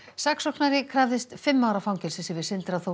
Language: Icelandic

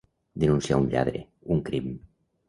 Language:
Catalan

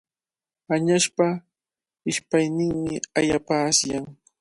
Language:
Cajatambo North Lima Quechua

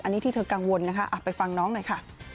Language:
Thai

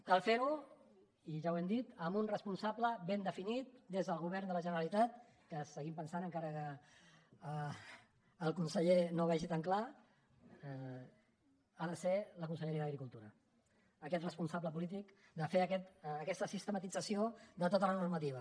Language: Catalan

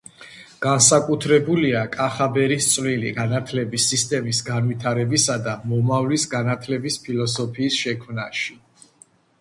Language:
Georgian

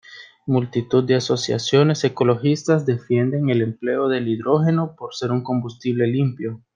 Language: Spanish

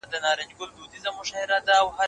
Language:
Pashto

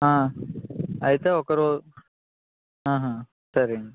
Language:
Telugu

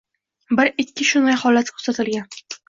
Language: Uzbek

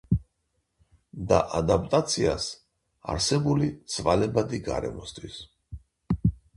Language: Georgian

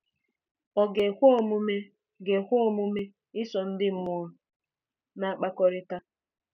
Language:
Igbo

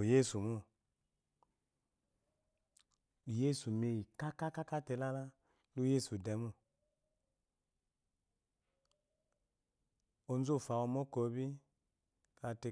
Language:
Eloyi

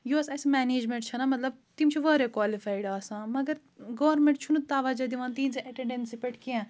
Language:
Kashmiri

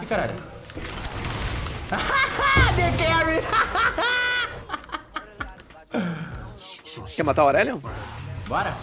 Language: Portuguese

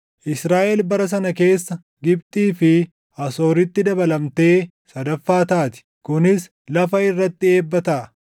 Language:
Oromo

